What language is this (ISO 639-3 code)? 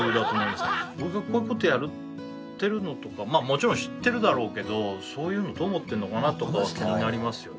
jpn